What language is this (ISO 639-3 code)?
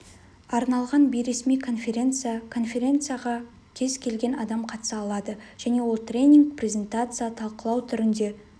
kaz